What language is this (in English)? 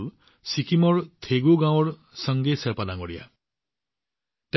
Assamese